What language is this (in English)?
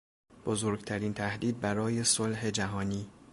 Persian